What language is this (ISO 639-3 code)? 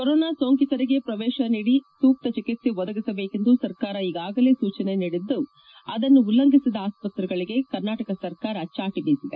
kan